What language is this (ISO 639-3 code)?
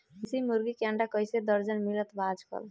bho